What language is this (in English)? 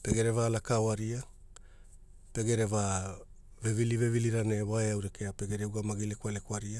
Hula